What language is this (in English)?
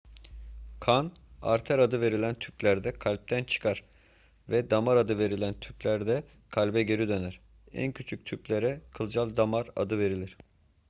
Turkish